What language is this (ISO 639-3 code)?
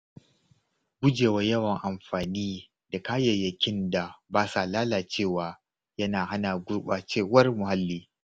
hau